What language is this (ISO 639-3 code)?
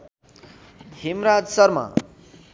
nep